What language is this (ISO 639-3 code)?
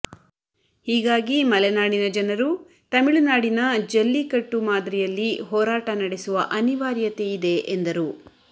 kan